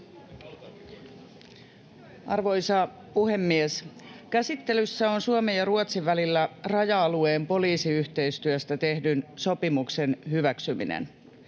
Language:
Finnish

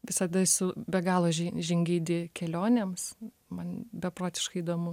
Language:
Lithuanian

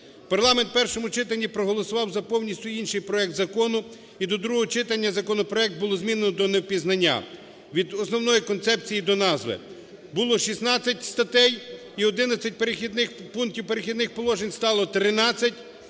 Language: Ukrainian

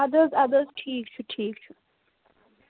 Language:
Kashmiri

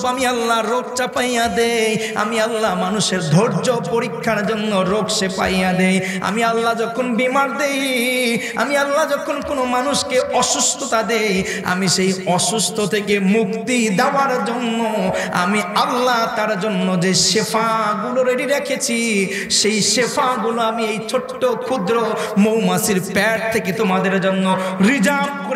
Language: Bangla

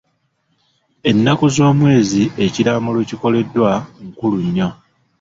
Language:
Ganda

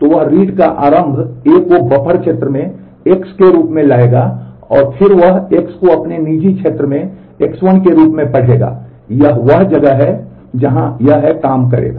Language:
Hindi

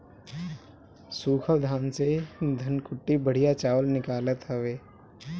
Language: Bhojpuri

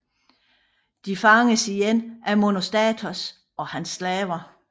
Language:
Danish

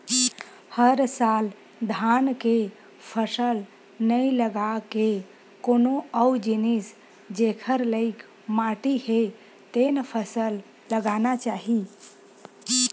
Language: Chhattisgarhi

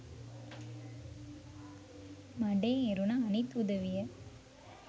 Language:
Sinhala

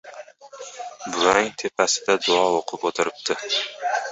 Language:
Uzbek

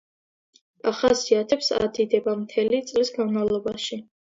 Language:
Georgian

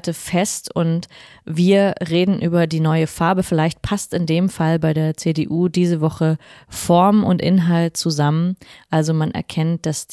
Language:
German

